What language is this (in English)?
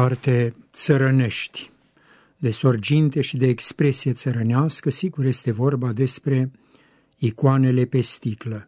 Romanian